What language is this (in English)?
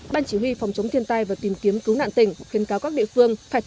Vietnamese